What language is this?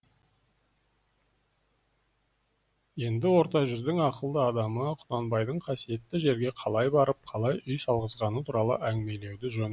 Kazakh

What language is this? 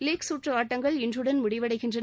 Tamil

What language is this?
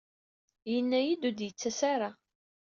Kabyle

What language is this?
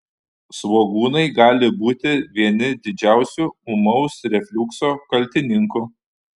Lithuanian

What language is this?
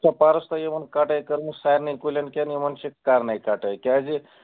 Kashmiri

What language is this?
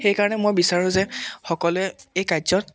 Assamese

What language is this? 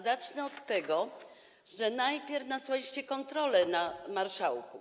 Polish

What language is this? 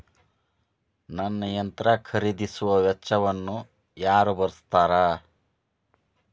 Kannada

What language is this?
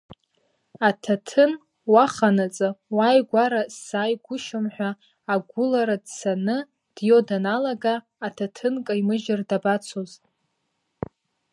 Abkhazian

